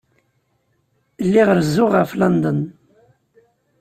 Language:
Kabyle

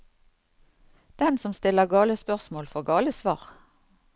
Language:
Norwegian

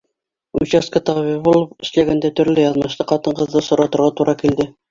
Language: Bashkir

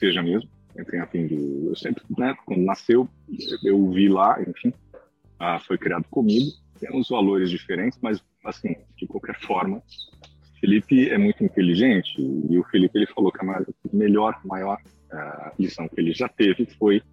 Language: Portuguese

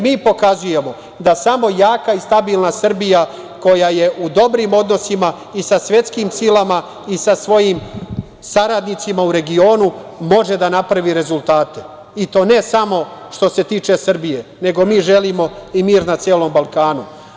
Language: Serbian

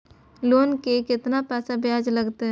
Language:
Maithili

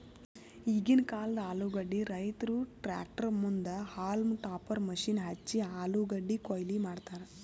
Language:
Kannada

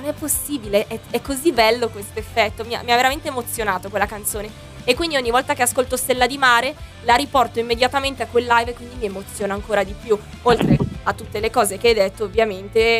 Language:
Italian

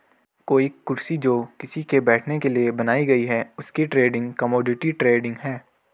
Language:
Hindi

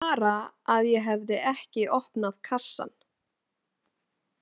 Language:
Icelandic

